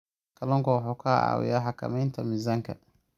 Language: Somali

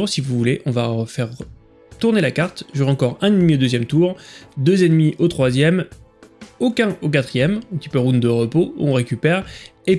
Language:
French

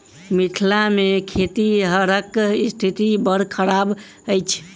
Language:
Maithili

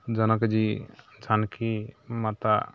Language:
Maithili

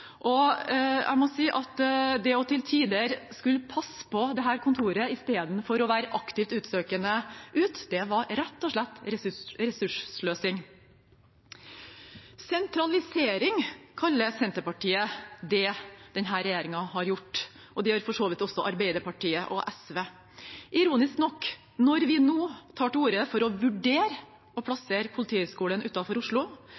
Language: Norwegian Bokmål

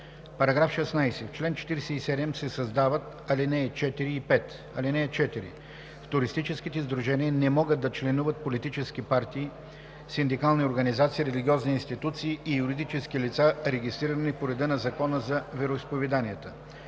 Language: Bulgarian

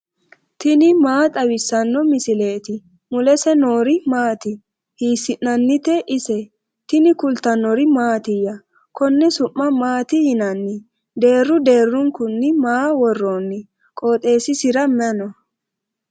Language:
Sidamo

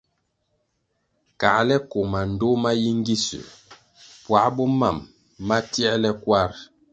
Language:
Kwasio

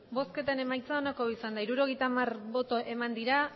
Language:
Basque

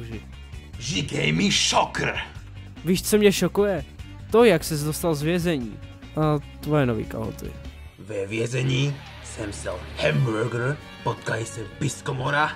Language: Czech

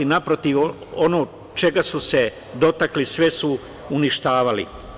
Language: Serbian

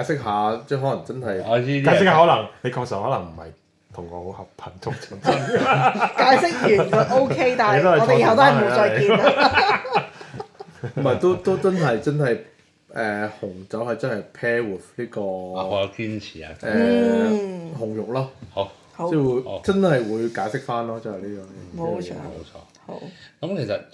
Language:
Chinese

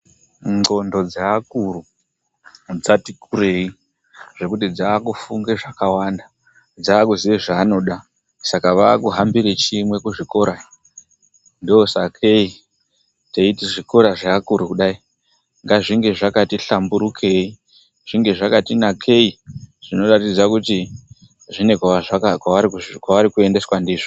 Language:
Ndau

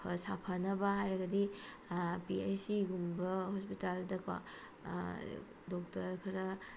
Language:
Manipuri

